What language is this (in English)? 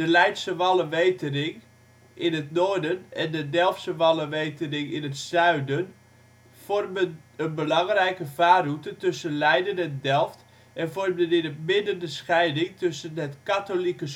Dutch